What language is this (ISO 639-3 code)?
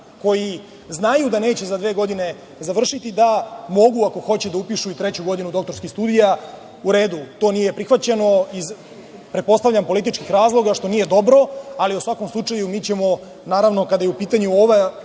srp